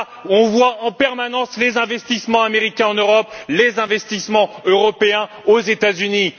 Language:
French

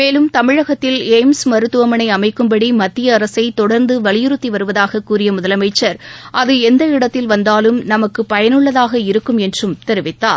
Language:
Tamil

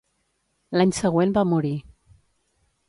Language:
Catalan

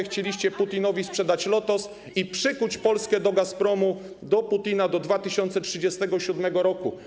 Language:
Polish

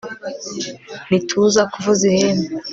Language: Kinyarwanda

